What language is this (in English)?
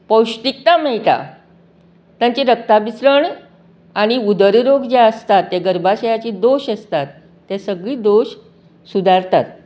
Konkani